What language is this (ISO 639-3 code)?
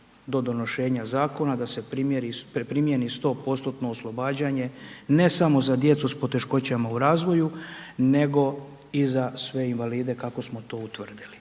hrv